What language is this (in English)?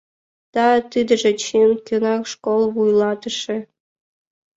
Mari